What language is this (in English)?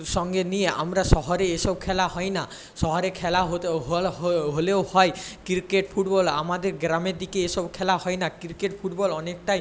Bangla